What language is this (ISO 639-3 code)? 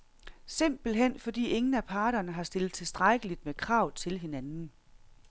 dan